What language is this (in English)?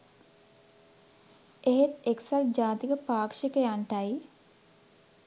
Sinhala